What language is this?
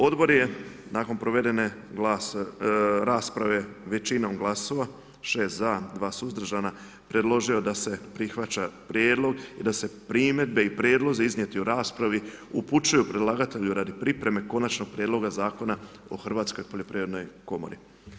Croatian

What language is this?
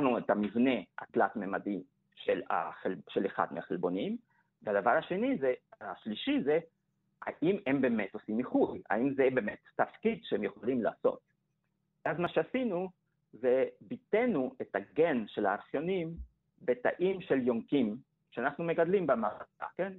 Hebrew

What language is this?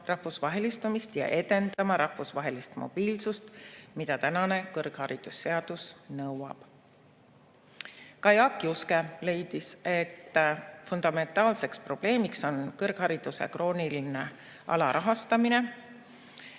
Estonian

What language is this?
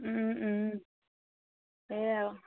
Assamese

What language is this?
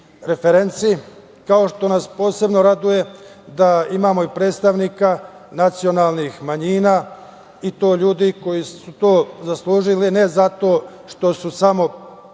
Serbian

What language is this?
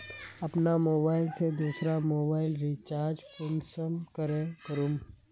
Magahi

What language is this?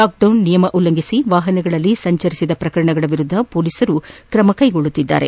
Kannada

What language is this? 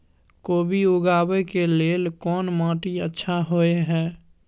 Maithili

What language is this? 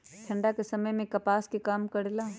Magahi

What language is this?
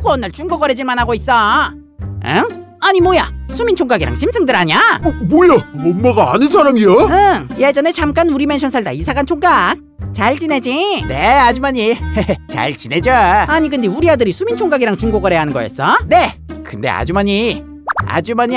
Korean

